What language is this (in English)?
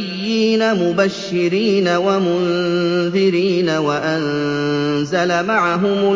Arabic